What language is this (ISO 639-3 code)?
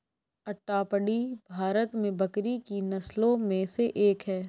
hin